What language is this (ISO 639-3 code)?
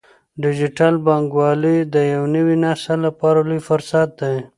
pus